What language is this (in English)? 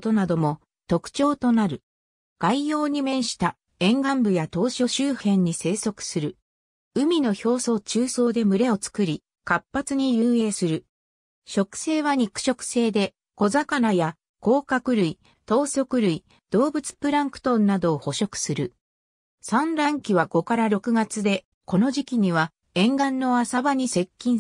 Japanese